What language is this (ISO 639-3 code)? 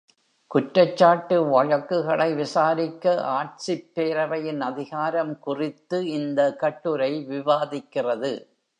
tam